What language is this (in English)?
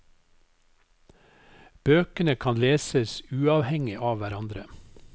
Norwegian